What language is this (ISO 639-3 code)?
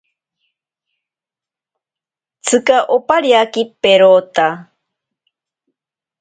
prq